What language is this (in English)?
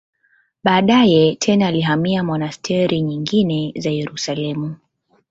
Swahili